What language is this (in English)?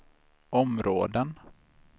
Swedish